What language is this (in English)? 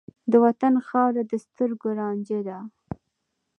Pashto